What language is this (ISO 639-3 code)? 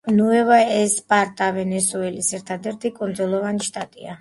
kat